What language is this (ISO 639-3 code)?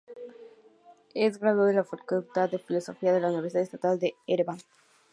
spa